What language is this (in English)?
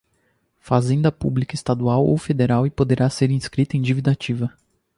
Portuguese